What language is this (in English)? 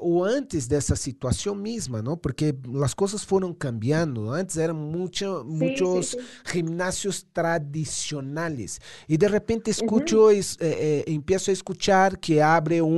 Spanish